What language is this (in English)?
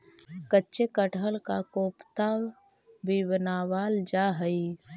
Magahi